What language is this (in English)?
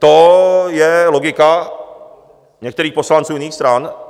Czech